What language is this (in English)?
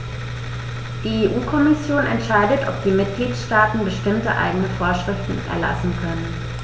German